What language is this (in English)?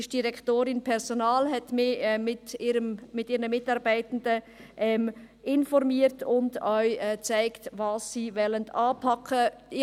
Swiss German